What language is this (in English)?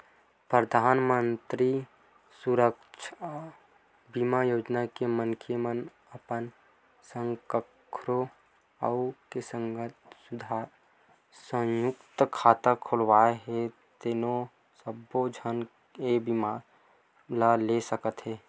Chhattisgarhi